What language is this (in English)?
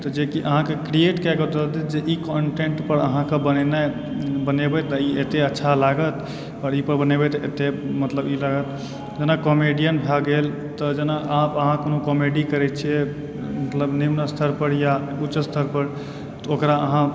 Maithili